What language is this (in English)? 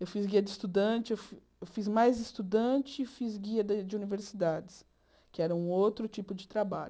Portuguese